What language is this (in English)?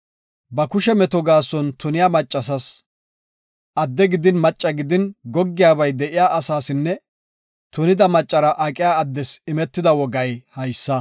Gofa